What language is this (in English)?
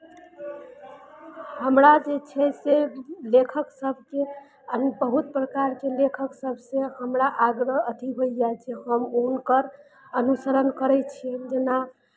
Maithili